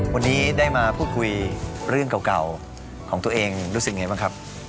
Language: Thai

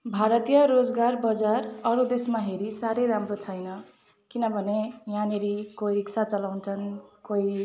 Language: Nepali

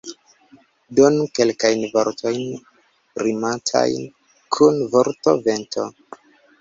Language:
Esperanto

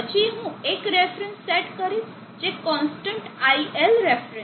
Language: Gujarati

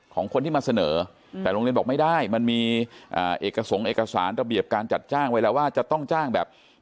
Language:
Thai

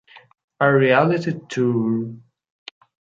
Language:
Italian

